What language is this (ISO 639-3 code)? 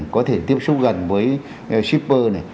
vie